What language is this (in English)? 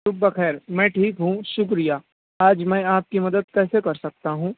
Urdu